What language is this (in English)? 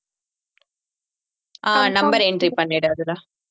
Tamil